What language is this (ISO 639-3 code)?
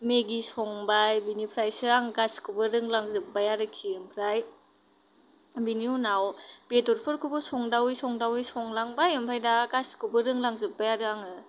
brx